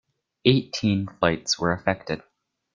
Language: English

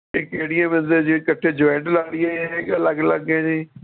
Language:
Punjabi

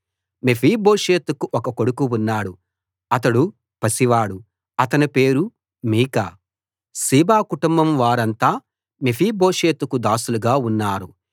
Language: Telugu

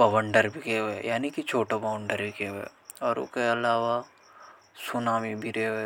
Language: Hadothi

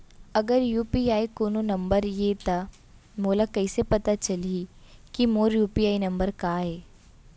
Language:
Chhattisgarhi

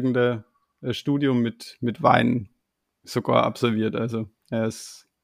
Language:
German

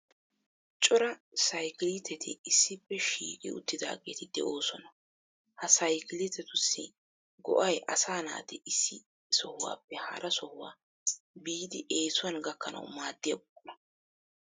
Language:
Wolaytta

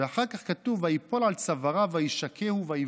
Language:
Hebrew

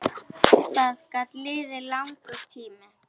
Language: Icelandic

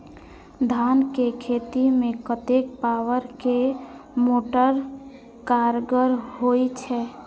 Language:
Maithili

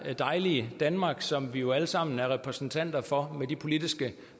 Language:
Danish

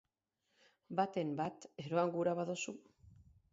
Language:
Basque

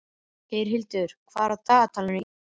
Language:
Icelandic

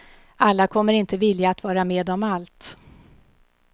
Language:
Swedish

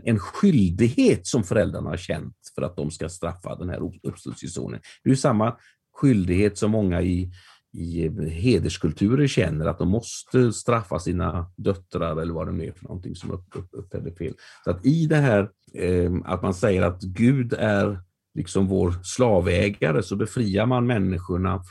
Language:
Swedish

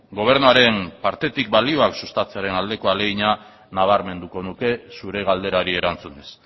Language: Basque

